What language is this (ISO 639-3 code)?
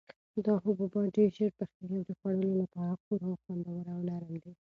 pus